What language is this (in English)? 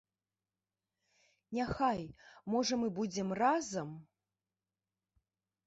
Belarusian